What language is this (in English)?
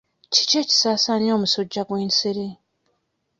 Ganda